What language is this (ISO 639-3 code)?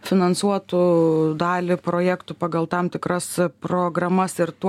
lit